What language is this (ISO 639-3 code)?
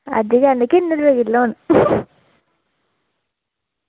doi